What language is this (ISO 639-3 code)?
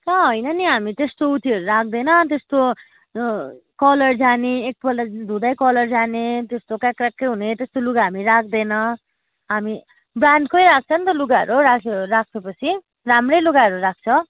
nep